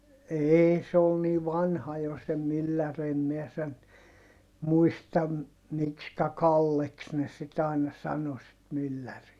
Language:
Finnish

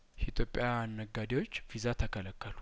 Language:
Amharic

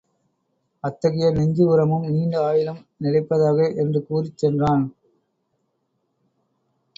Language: Tamil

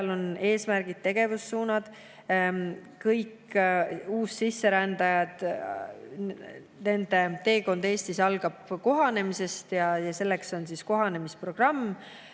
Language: Estonian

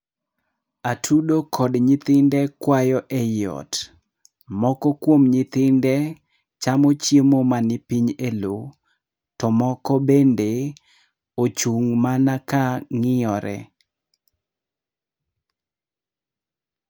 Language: Luo (Kenya and Tanzania)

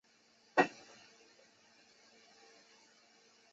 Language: Chinese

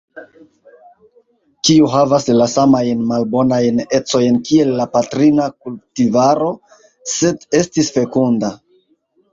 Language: Esperanto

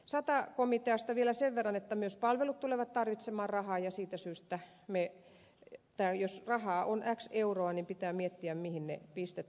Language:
Finnish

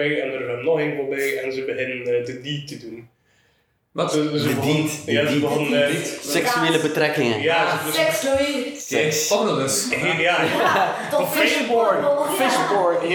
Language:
Dutch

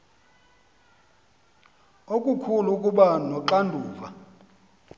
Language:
Xhosa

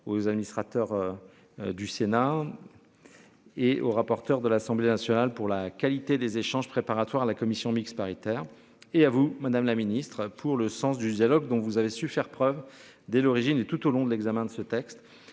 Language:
French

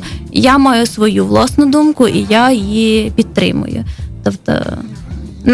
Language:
Ukrainian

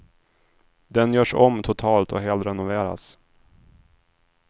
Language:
Swedish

